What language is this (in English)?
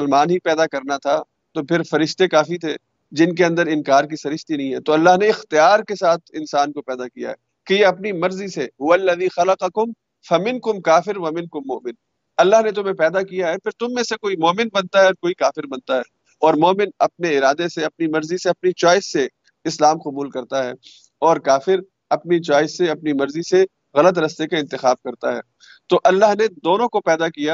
Urdu